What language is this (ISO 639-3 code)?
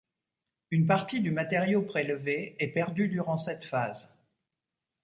fra